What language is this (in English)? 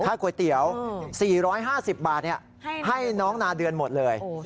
Thai